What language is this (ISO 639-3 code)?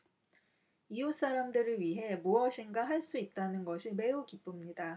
kor